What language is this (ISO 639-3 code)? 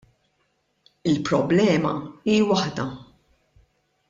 mlt